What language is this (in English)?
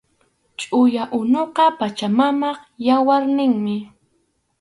Arequipa-La Unión Quechua